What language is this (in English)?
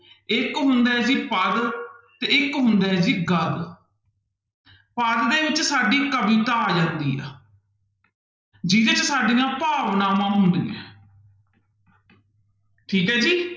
Punjabi